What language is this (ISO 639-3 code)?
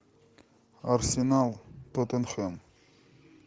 rus